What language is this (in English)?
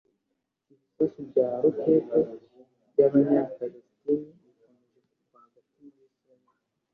Kinyarwanda